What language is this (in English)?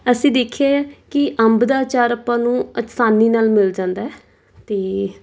Punjabi